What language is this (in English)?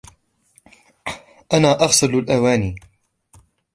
Arabic